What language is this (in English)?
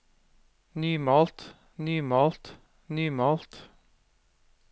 Norwegian